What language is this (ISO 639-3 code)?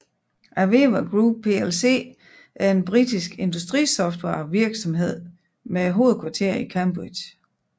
dan